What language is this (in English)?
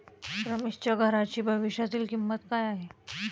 Marathi